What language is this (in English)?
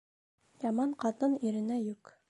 Bashkir